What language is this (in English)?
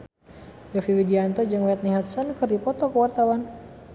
Sundanese